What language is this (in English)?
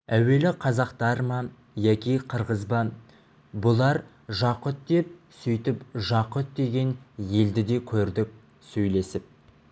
Kazakh